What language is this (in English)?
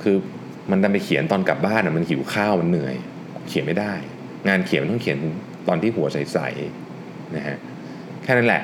Thai